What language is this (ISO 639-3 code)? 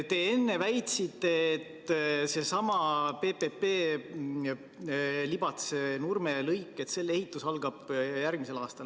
est